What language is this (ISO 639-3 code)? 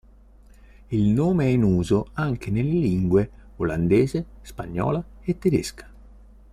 ita